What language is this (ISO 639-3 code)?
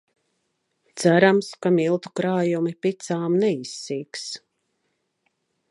lav